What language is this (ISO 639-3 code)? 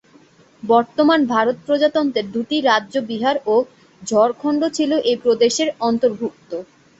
ben